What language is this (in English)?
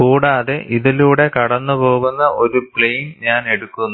Malayalam